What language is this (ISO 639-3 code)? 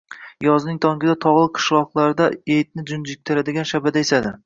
uzb